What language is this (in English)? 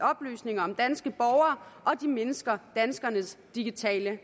Danish